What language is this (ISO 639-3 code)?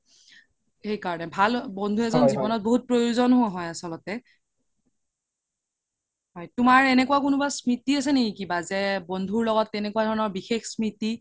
asm